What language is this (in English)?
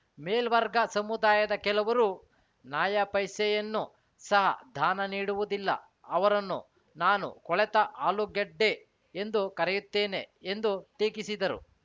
Kannada